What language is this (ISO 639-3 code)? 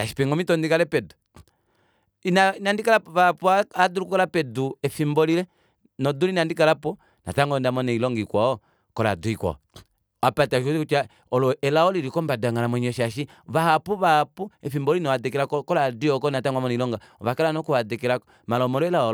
kua